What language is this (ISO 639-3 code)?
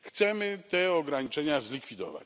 pol